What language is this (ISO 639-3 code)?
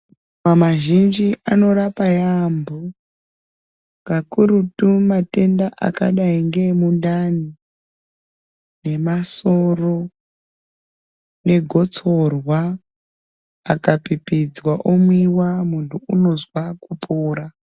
ndc